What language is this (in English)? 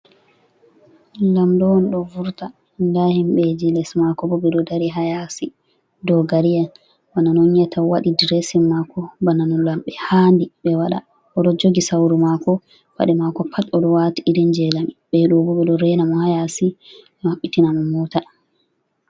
Fula